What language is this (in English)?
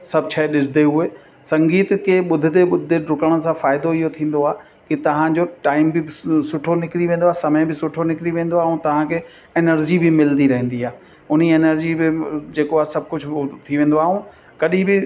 Sindhi